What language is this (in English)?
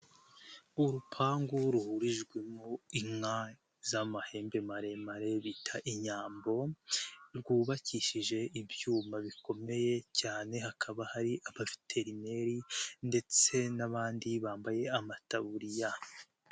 Kinyarwanda